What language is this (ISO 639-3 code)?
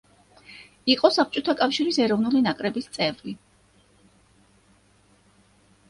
kat